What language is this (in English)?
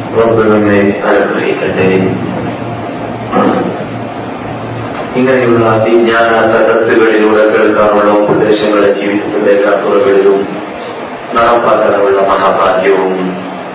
Malayalam